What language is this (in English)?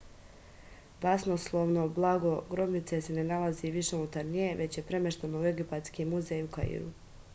Serbian